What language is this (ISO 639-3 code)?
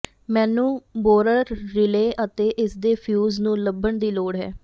pan